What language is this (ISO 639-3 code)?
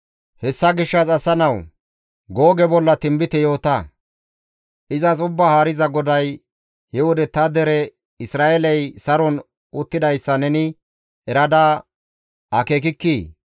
gmv